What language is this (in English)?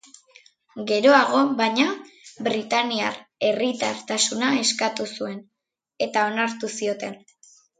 Basque